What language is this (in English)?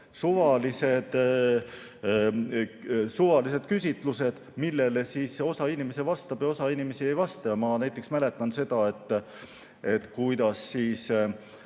Estonian